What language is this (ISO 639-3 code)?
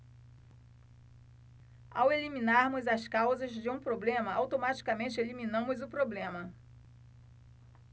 por